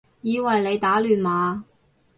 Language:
Cantonese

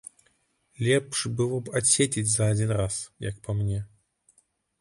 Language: Belarusian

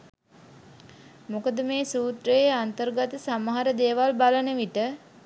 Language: Sinhala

